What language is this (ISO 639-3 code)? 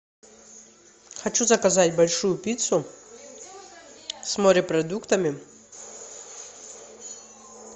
rus